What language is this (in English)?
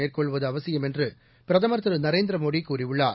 Tamil